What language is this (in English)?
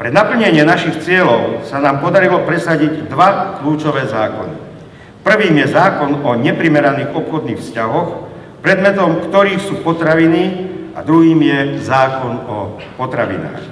Russian